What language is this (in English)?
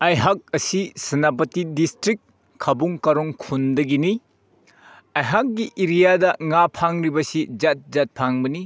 Manipuri